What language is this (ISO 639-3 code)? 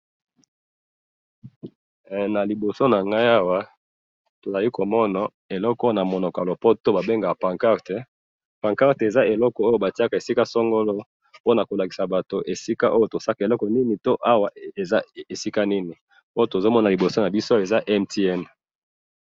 lin